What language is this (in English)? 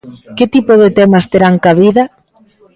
Galician